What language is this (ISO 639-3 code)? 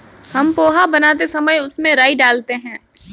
hin